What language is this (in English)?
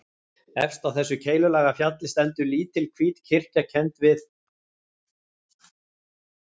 Icelandic